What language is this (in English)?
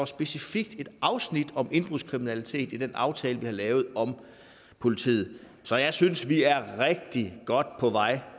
Danish